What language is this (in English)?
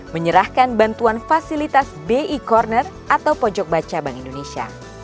Indonesian